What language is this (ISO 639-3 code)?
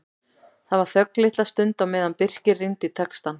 isl